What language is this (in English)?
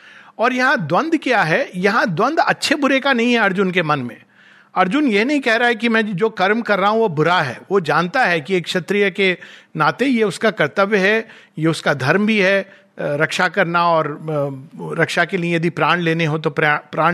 Hindi